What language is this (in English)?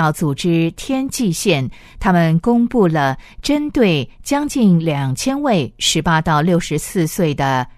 Chinese